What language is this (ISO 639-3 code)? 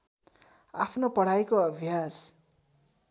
nep